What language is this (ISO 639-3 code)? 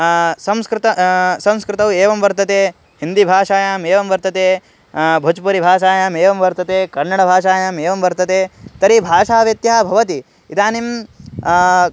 san